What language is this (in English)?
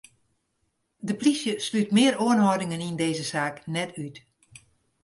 Western Frisian